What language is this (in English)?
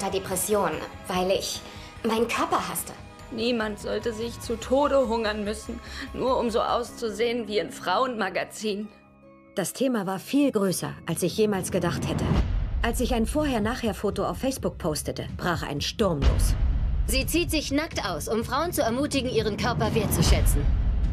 German